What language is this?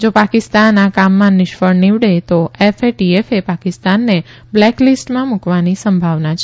Gujarati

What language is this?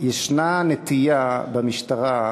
Hebrew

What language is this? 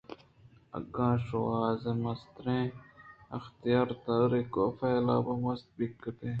Eastern Balochi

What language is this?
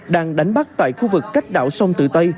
Vietnamese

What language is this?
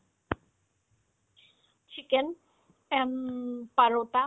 Assamese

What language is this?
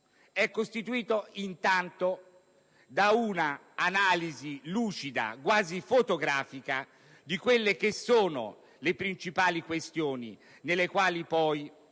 Italian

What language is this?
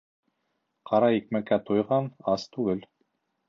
Bashkir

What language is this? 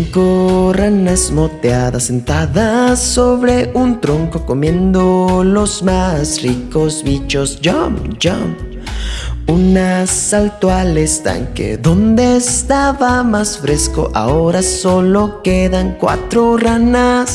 Spanish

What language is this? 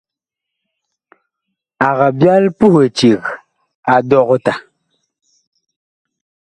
Bakoko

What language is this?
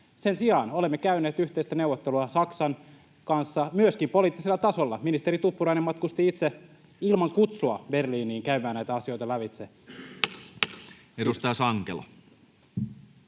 Finnish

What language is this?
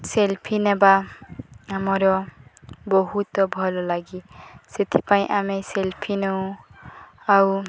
Odia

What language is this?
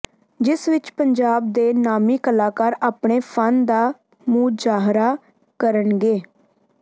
Punjabi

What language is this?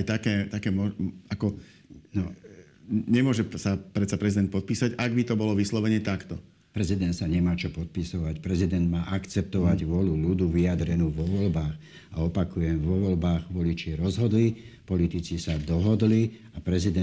Slovak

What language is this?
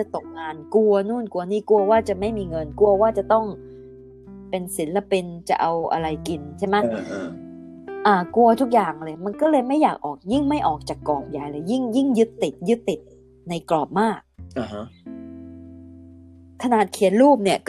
Thai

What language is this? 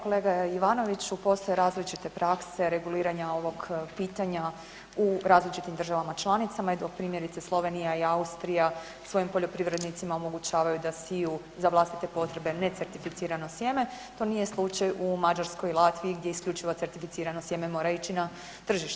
Croatian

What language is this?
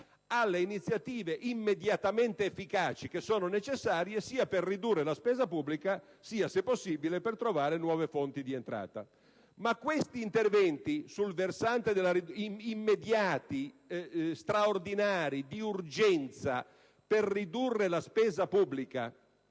Italian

